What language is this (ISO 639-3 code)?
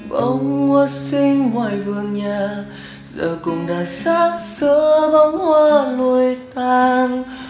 vie